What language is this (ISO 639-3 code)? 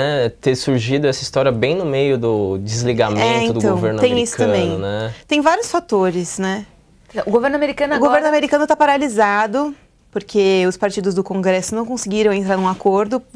por